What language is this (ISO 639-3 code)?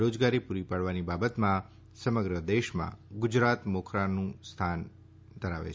guj